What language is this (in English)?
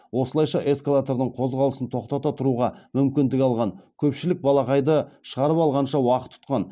Kazakh